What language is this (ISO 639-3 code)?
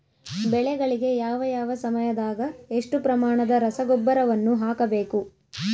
kan